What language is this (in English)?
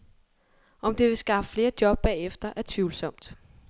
Danish